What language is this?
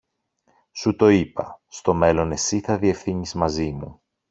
Greek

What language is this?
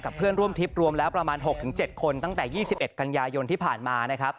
Thai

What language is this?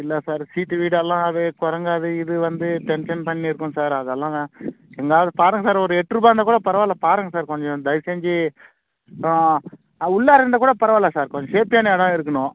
Tamil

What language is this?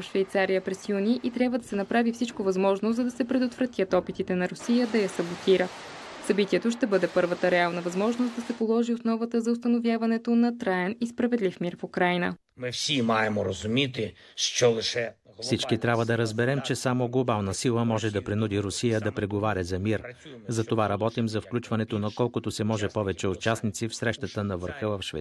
Bulgarian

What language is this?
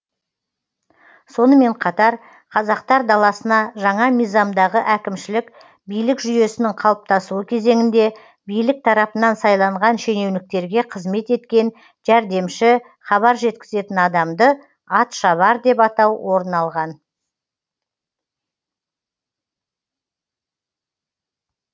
Kazakh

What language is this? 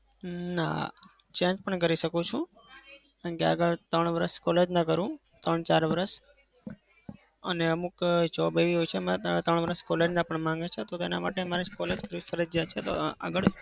Gujarati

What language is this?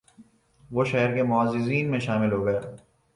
Urdu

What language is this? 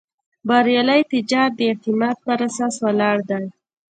Pashto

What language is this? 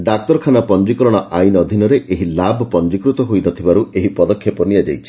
Odia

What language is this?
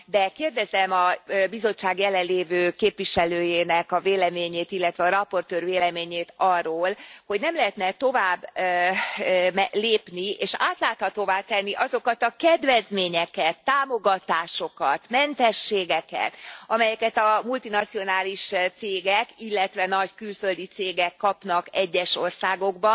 Hungarian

